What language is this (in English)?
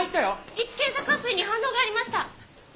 Japanese